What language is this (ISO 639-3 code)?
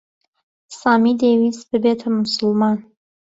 ckb